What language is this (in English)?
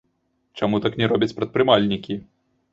Belarusian